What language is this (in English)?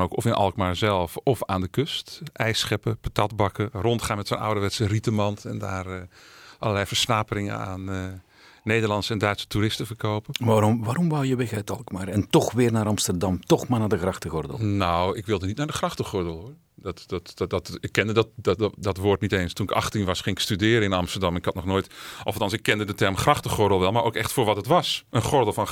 Dutch